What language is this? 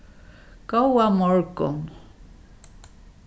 Faroese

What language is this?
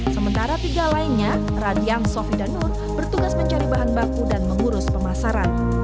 Indonesian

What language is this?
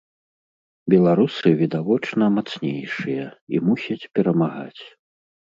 Belarusian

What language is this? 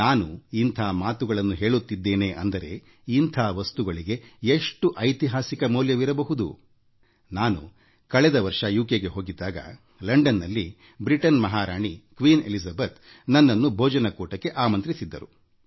Kannada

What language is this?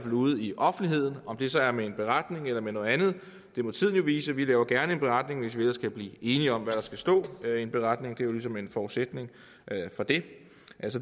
Danish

